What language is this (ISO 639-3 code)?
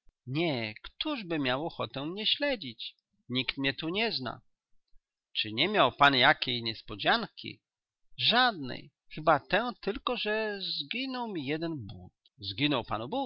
pol